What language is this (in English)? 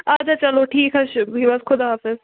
Kashmiri